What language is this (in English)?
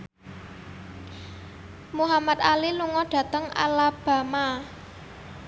Javanese